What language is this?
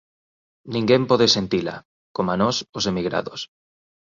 Galician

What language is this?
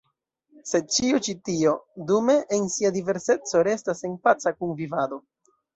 Esperanto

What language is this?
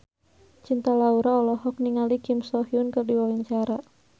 Sundanese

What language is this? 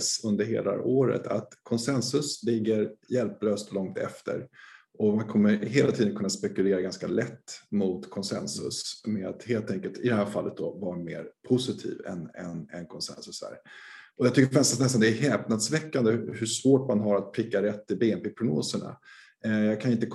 Swedish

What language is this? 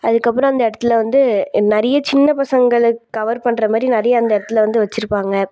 Tamil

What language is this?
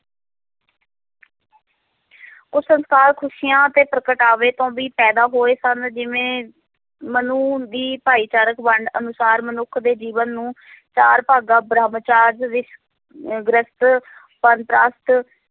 Punjabi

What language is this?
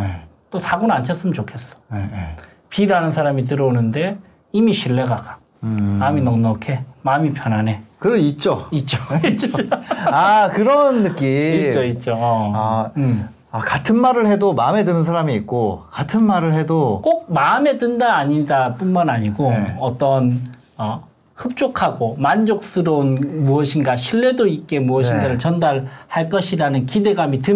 Korean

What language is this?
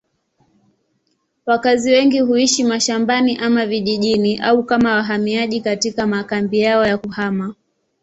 Swahili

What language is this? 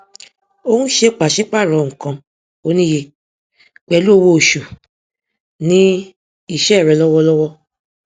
Yoruba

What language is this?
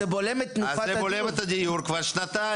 Hebrew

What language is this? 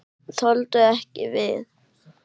Icelandic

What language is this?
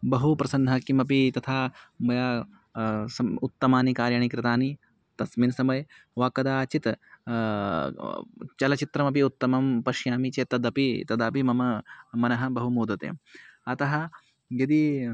Sanskrit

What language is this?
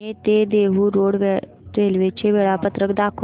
Marathi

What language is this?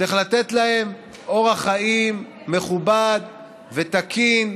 Hebrew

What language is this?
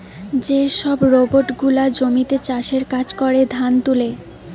Bangla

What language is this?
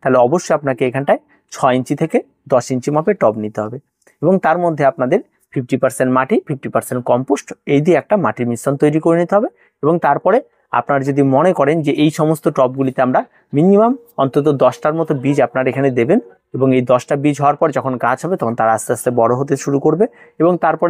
Hindi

